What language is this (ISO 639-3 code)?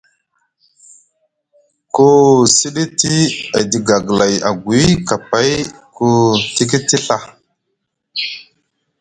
mug